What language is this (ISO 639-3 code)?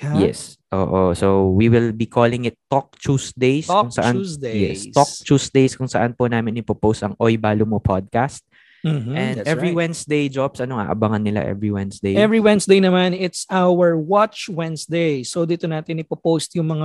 fil